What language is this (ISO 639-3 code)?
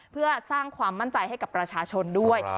tha